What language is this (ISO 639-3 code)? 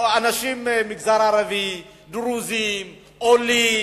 heb